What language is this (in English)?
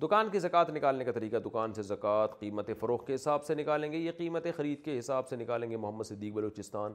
Urdu